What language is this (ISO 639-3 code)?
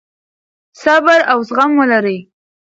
pus